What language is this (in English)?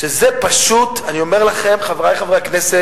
Hebrew